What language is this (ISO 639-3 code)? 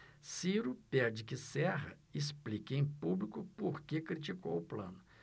por